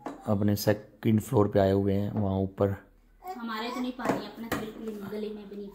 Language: Hindi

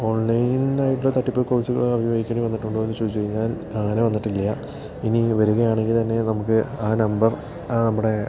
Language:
Malayalam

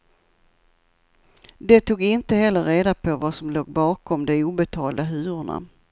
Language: Swedish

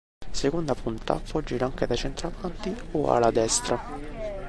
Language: Italian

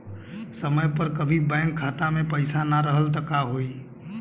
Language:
Bhojpuri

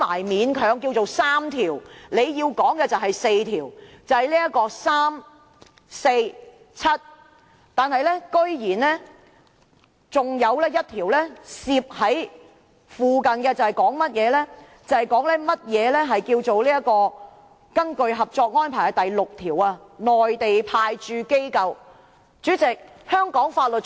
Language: Cantonese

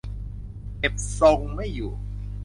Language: Thai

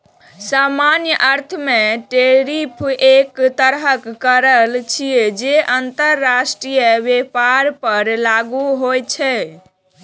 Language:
Maithili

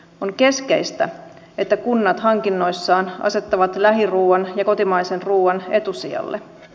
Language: Finnish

